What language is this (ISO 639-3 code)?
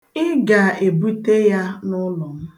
ibo